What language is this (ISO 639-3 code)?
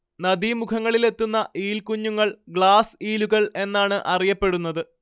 mal